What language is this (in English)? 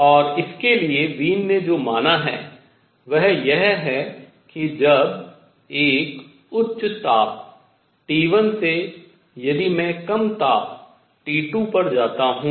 Hindi